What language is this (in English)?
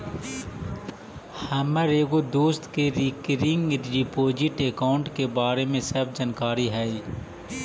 Magahi